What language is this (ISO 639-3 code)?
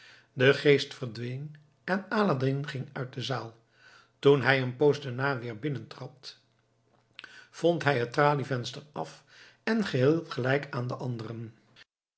nld